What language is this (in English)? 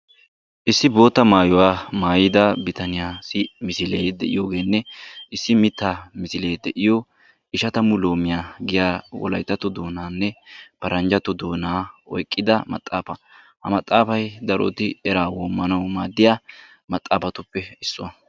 Wolaytta